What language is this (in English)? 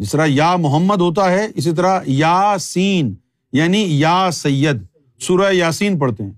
Urdu